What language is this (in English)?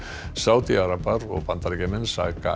Icelandic